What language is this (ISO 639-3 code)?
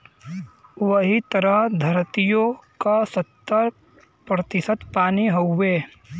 bho